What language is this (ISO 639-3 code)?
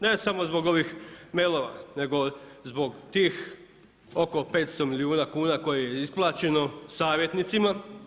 hrv